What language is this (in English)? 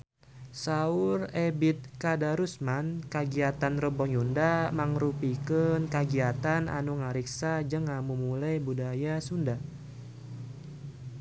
Sundanese